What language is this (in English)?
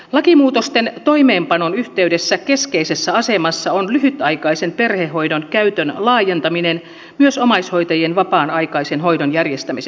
Finnish